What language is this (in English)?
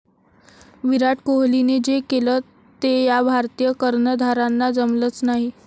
Marathi